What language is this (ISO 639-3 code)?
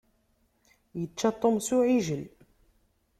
kab